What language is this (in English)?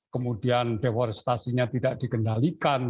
Indonesian